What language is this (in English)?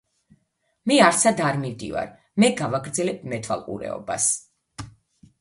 Georgian